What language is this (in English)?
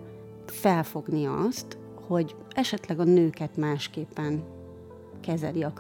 Hungarian